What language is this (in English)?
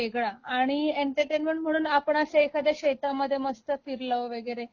Marathi